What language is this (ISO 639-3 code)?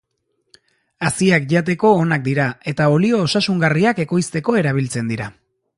eus